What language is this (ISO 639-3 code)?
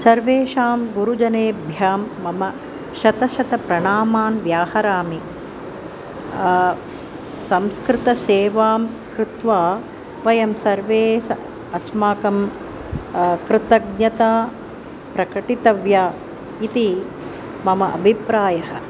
san